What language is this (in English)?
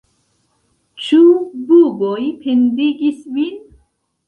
Esperanto